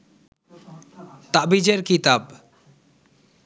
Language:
Bangla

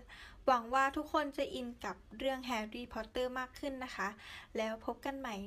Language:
Thai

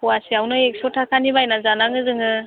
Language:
Bodo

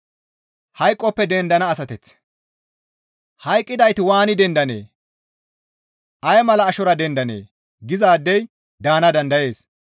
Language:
Gamo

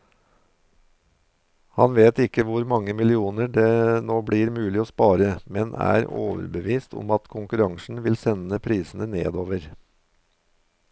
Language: Norwegian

